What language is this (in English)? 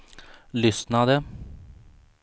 Swedish